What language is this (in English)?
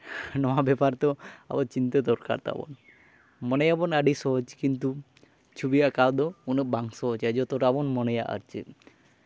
Santali